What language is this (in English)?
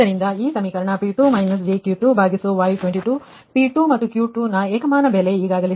Kannada